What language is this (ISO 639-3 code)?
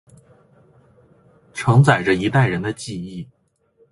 zho